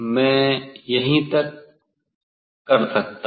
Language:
Hindi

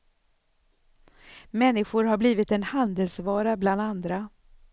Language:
Swedish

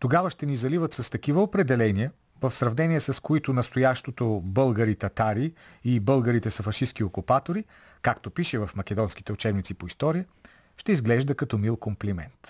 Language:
Bulgarian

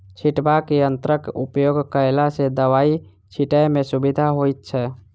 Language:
Maithili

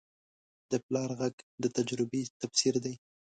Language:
Pashto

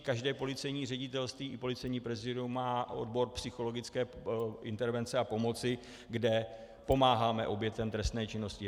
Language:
Czech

